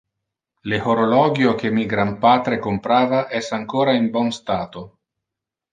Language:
Interlingua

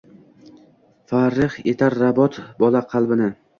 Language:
Uzbek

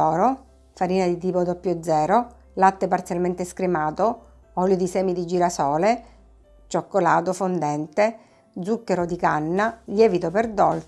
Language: Italian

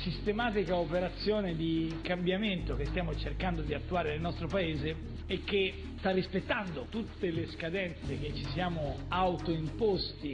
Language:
Italian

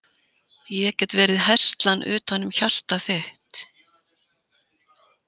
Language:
Icelandic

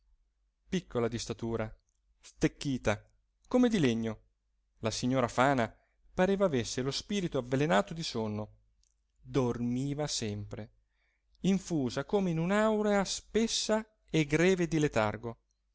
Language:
Italian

